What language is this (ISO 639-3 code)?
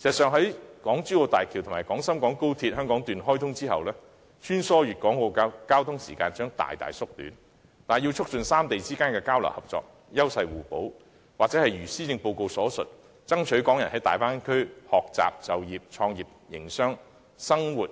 yue